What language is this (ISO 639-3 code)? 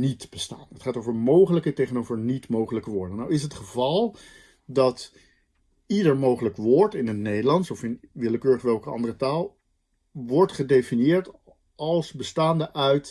nld